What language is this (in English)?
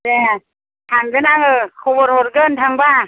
Bodo